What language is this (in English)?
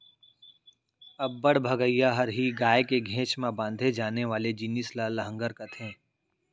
Chhattisgarhi